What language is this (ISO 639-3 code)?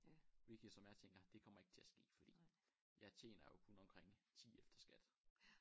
dan